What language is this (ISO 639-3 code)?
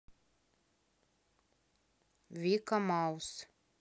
rus